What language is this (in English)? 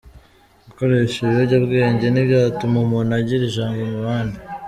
Kinyarwanda